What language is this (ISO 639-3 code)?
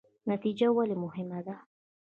pus